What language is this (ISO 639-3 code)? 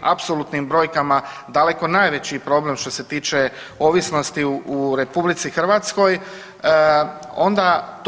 hrv